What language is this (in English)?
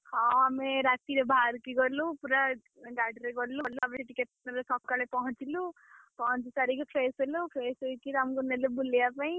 Odia